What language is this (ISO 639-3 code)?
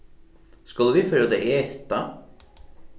fao